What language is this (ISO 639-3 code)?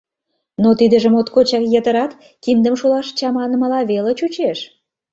chm